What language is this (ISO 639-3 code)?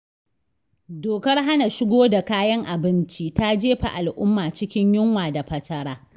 hau